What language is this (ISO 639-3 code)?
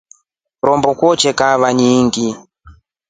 rof